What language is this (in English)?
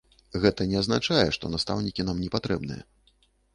Belarusian